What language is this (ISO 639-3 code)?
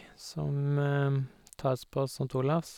nor